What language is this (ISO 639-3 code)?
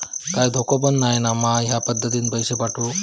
mar